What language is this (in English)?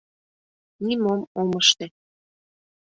Mari